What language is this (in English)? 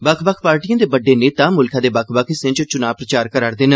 Dogri